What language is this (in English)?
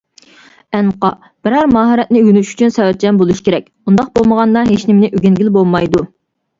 Uyghur